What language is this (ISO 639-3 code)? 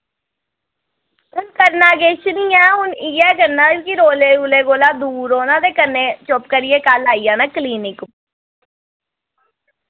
doi